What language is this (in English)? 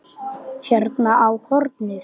Icelandic